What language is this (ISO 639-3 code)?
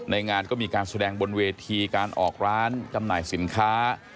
tha